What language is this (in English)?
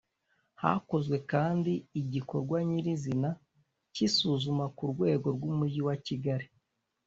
Kinyarwanda